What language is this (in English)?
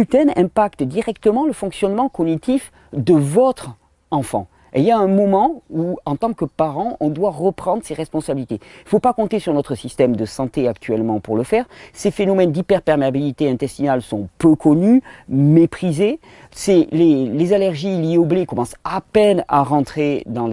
French